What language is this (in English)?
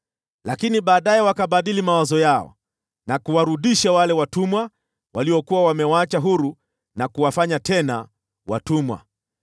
Swahili